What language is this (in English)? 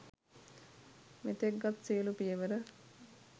Sinhala